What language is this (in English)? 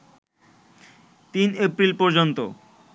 Bangla